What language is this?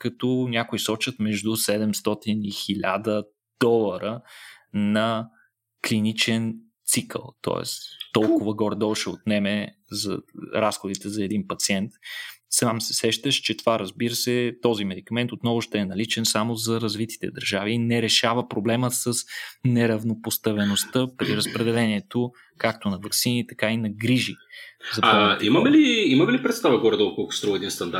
Bulgarian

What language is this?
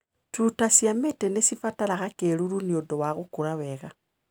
Kikuyu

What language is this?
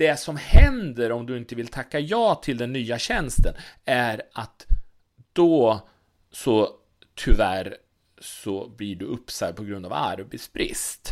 Swedish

